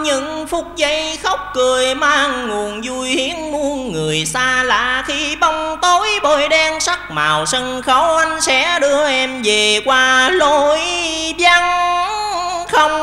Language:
Vietnamese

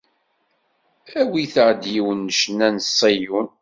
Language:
Kabyle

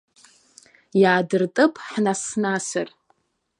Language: Abkhazian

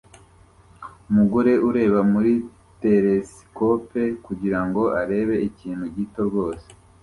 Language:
Kinyarwanda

